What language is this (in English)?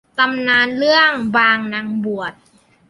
Thai